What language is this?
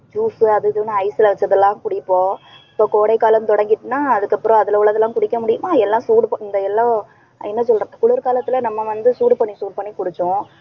Tamil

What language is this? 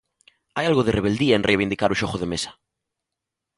Galician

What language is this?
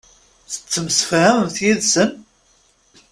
Kabyle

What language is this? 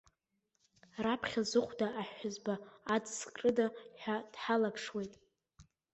Abkhazian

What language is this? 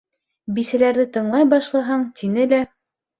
Bashkir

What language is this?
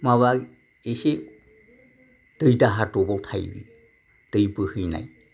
Bodo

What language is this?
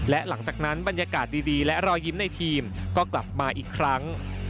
Thai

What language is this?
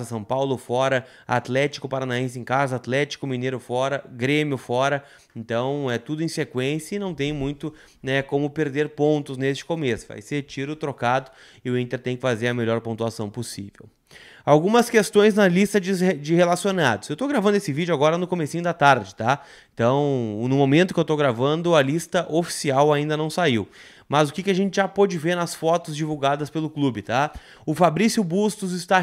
Portuguese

